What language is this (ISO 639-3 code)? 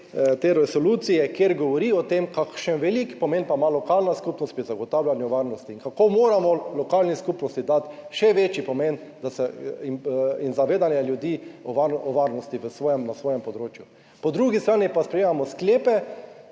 slv